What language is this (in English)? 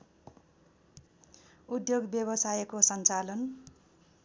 Nepali